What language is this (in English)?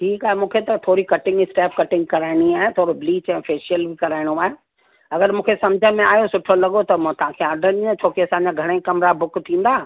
Sindhi